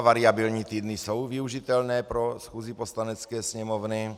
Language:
Czech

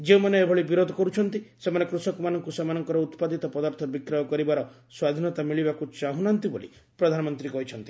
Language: Odia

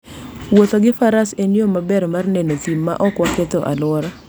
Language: Luo (Kenya and Tanzania)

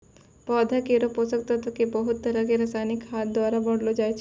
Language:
Maithili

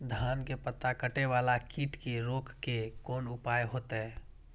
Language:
Maithili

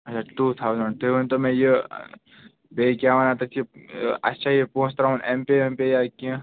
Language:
Kashmiri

